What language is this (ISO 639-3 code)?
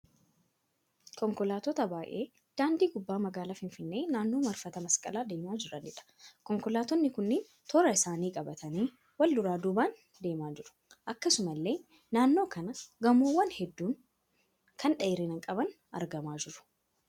orm